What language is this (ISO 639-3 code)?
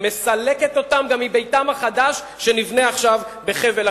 heb